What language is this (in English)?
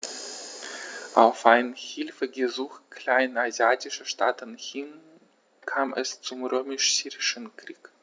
German